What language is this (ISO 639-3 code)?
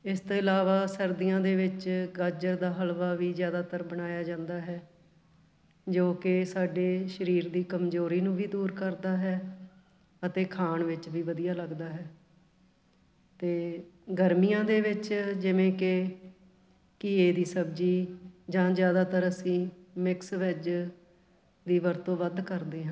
pan